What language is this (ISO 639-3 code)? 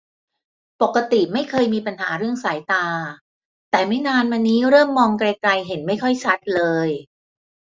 tha